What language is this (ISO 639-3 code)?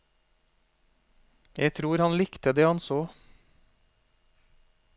nor